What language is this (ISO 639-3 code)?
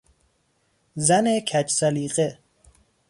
fas